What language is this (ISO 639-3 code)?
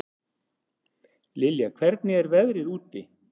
isl